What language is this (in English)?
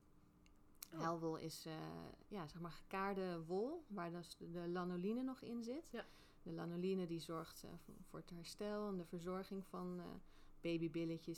Dutch